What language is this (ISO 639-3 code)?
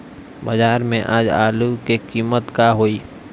bho